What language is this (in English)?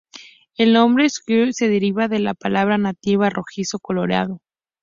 Spanish